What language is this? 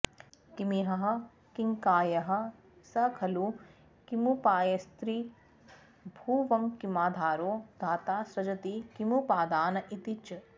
Sanskrit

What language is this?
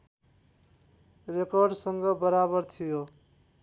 Nepali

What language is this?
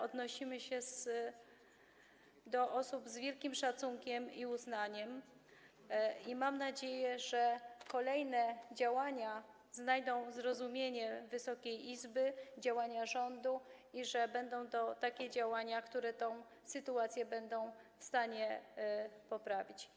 Polish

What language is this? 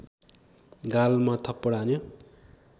Nepali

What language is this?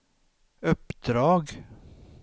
Swedish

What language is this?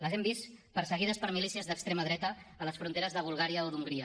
Catalan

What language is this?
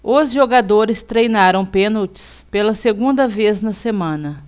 Portuguese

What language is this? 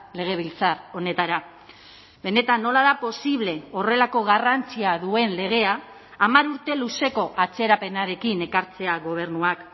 Basque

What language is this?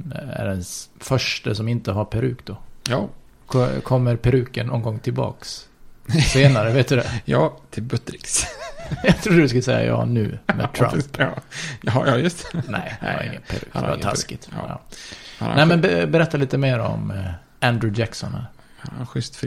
Swedish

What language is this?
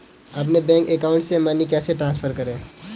Hindi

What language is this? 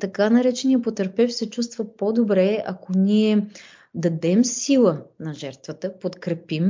Bulgarian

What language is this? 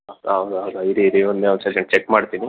Kannada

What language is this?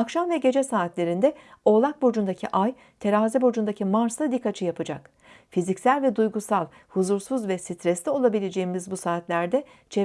Turkish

